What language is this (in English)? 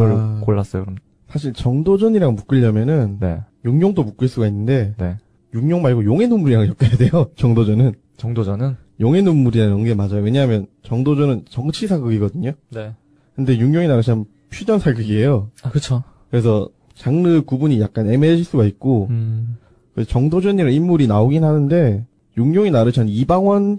Korean